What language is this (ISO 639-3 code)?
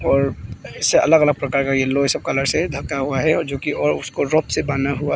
hin